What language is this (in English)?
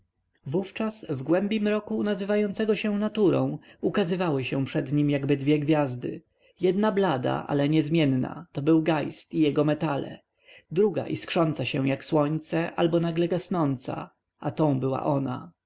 Polish